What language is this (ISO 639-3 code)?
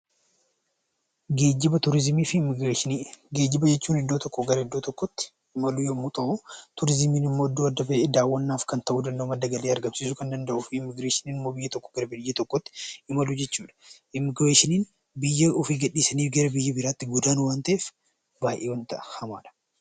orm